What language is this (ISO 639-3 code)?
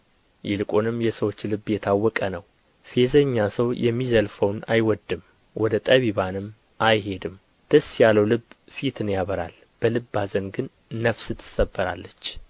amh